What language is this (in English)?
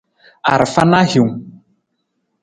Nawdm